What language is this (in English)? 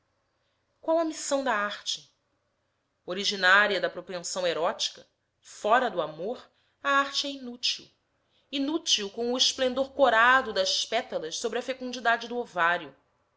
Portuguese